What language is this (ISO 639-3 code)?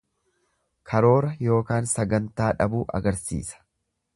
orm